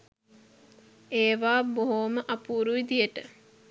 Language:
Sinhala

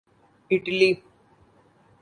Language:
Urdu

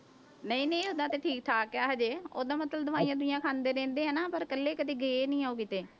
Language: Punjabi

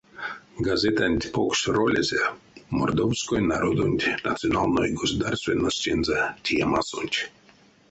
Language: Erzya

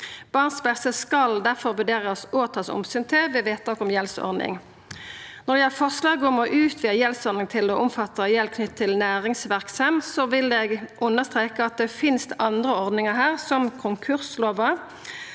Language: Norwegian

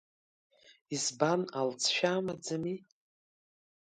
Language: Abkhazian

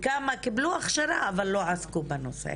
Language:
Hebrew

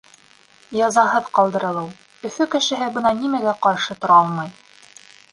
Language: Bashkir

